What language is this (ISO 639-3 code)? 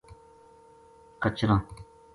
gju